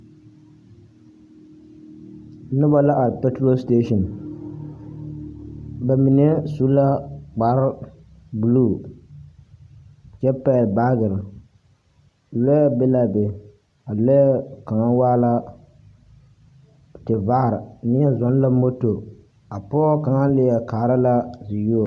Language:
Southern Dagaare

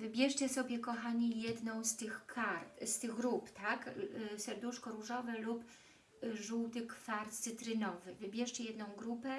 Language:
Polish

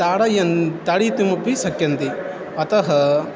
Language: Sanskrit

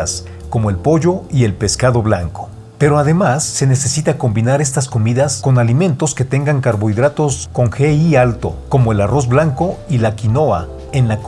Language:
Spanish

